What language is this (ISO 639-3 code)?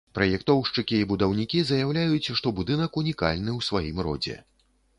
bel